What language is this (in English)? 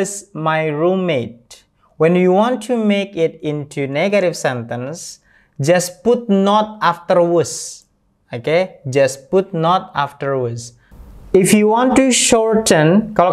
Indonesian